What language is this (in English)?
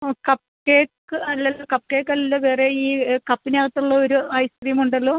Malayalam